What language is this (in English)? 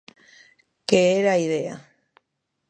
Galician